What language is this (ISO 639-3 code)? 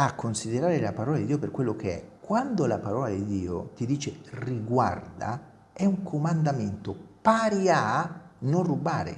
ita